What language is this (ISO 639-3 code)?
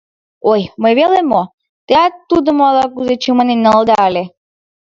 chm